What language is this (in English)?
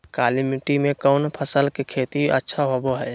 Magahi